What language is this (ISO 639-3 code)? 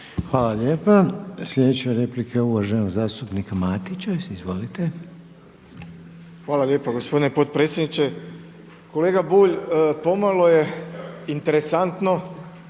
hrv